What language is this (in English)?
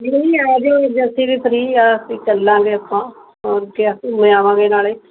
Punjabi